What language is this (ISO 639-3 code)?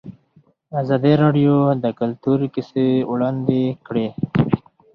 pus